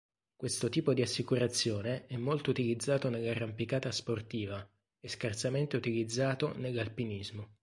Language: Italian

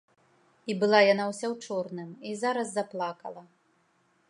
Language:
Belarusian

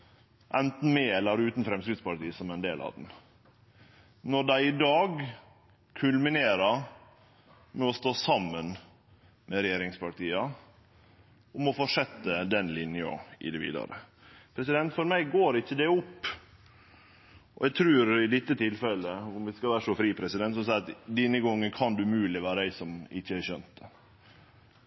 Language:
Norwegian Nynorsk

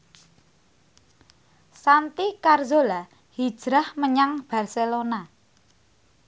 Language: Javanese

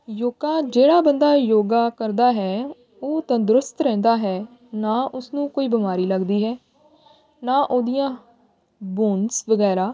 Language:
Punjabi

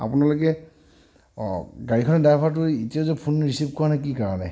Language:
Assamese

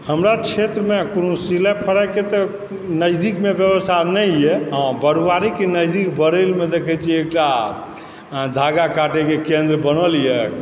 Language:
Maithili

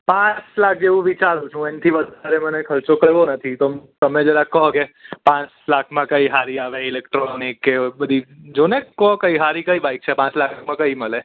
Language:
Gujarati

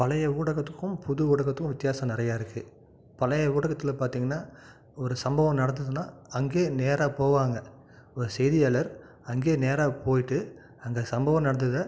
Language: Tamil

